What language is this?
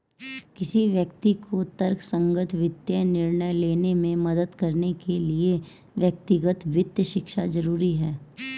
Hindi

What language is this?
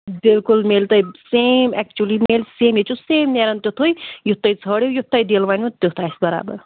Kashmiri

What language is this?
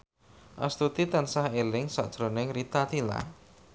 Javanese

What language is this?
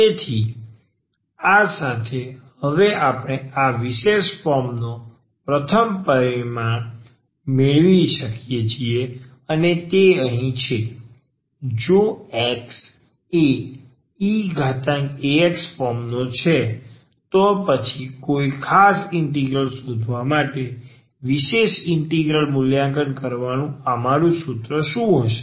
Gujarati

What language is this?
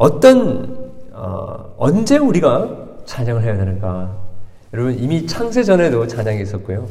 Korean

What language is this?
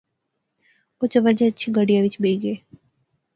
Pahari-Potwari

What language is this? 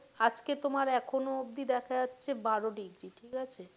Bangla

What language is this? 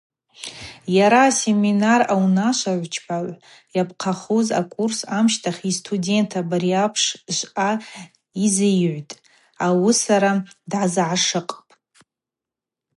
Abaza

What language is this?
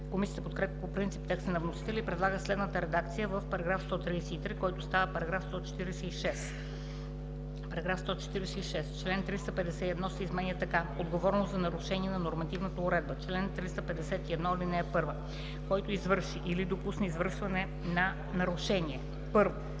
Bulgarian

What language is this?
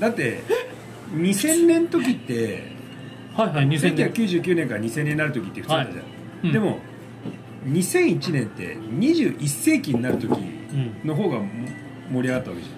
Japanese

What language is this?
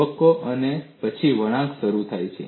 Gujarati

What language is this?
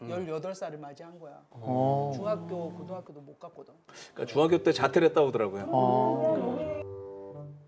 Korean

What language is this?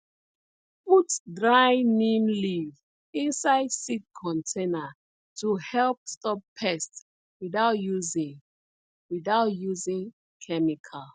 Nigerian Pidgin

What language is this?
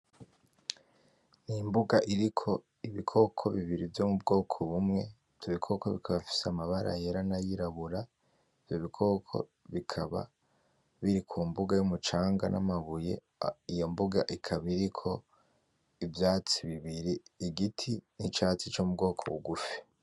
Rundi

